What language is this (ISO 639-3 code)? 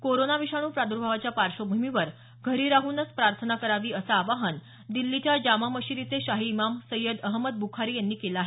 mar